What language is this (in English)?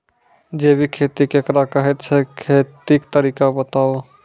Maithili